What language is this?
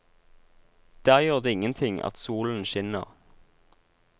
Norwegian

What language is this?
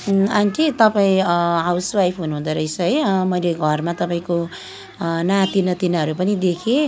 Nepali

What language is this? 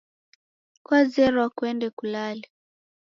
Taita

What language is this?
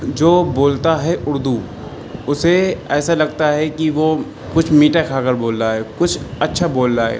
Urdu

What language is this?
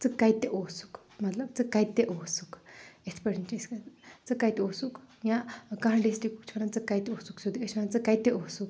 Kashmiri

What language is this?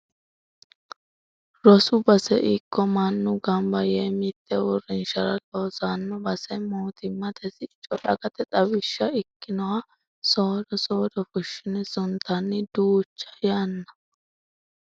Sidamo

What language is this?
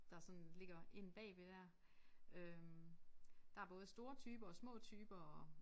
Danish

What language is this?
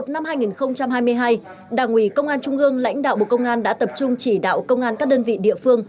Vietnamese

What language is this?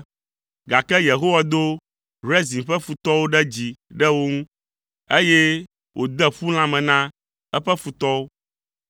Ewe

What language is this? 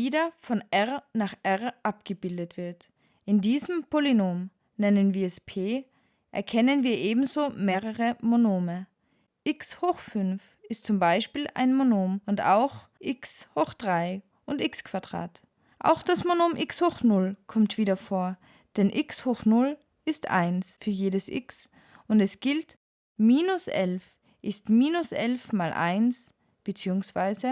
German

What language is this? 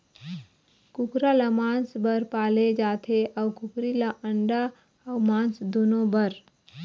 Chhattisgarhi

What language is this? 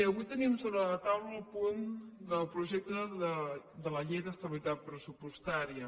Catalan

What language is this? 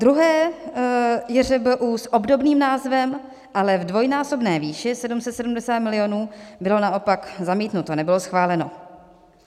Czech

